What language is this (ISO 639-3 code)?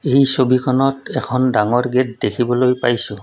asm